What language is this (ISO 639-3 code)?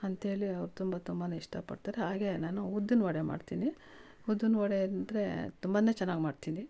kan